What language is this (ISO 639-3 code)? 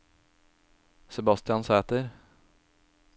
nor